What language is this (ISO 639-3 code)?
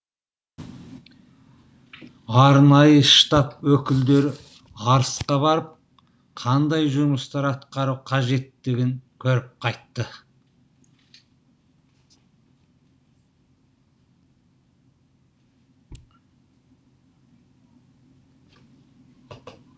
kaz